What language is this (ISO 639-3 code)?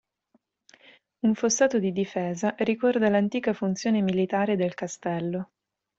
ita